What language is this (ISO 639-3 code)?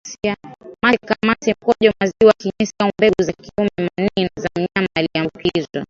swa